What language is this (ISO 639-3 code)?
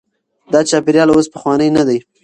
pus